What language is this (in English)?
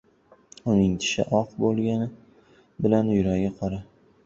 Uzbek